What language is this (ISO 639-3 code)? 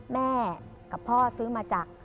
tha